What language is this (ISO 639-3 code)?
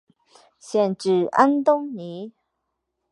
zho